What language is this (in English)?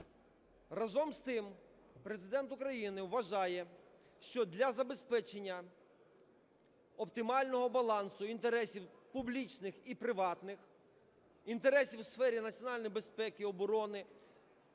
Ukrainian